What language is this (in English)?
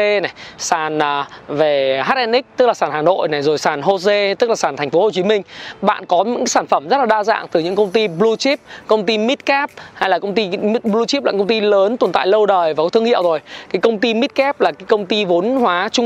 Vietnamese